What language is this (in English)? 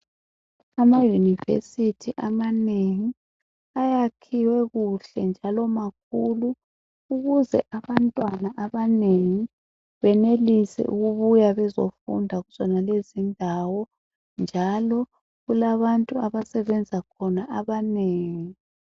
North Ndebele